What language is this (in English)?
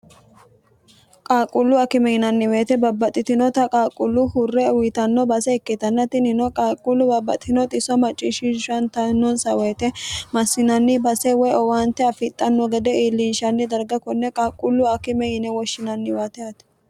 Sidamo